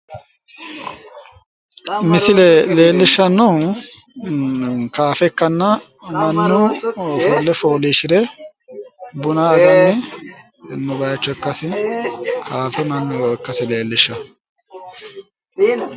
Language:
Sidamo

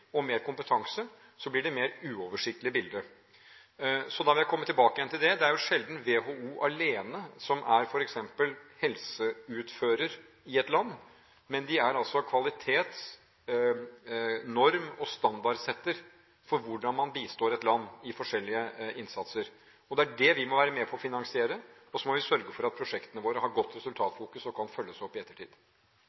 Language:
Norwegian Bokmål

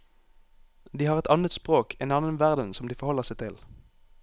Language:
Norwegian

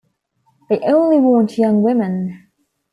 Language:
English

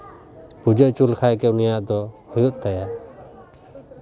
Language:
Santali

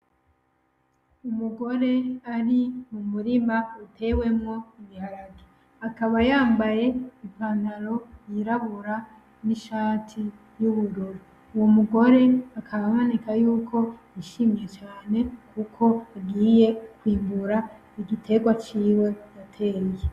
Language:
Rundi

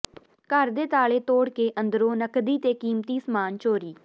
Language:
Punjabi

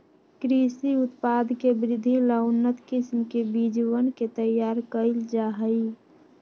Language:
Magahi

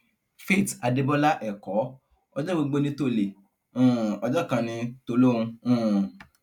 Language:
Yoruba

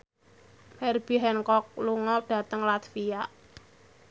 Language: Javanese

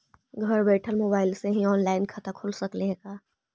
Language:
Magahi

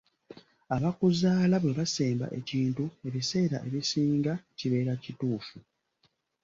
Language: Ganda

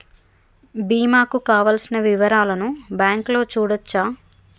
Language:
Telugu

